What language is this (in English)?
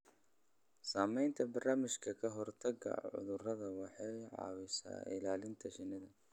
Somali